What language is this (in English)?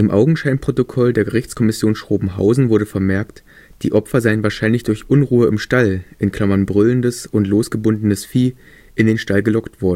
German